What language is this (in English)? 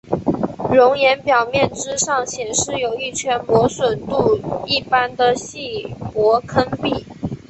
Chinese